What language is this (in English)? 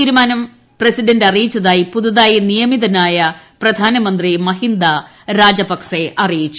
Malayalam